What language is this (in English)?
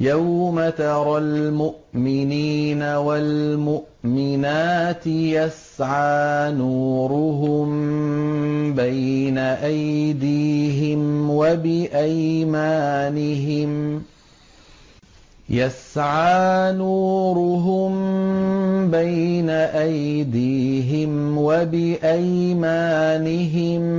Arabic